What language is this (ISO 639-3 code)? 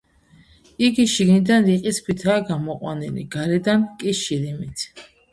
kat